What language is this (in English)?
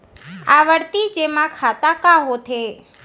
Chhattisgarhi